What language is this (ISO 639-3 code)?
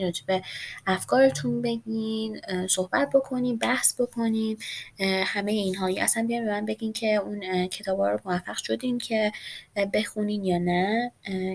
fas